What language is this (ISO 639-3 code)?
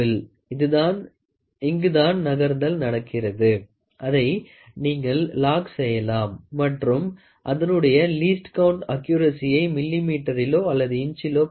tam